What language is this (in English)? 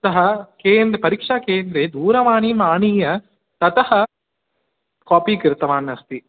Sanskrit